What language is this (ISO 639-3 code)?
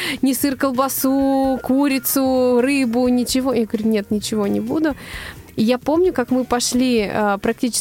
rus